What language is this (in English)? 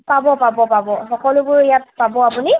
Assamese